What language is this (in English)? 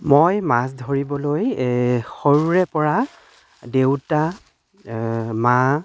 Assamese